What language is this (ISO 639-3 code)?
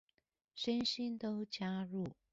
zho